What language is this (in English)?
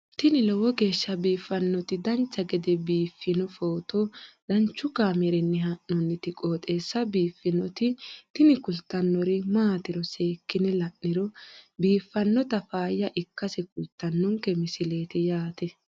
Sidamo